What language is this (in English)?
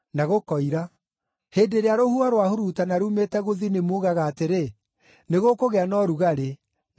Kikuyu